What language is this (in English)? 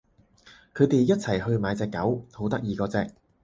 Cantonese